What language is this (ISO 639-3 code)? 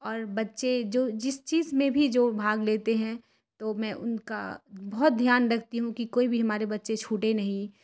urd